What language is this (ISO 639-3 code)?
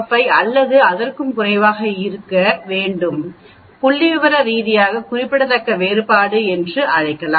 tam